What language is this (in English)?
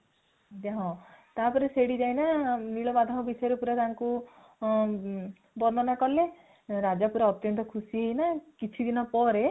Odia